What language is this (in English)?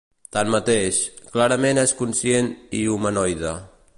Catalan